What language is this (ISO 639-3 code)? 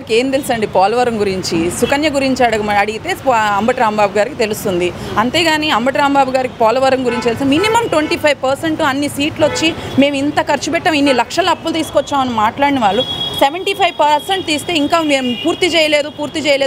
tel